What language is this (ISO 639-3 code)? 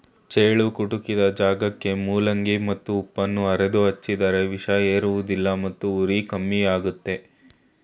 kan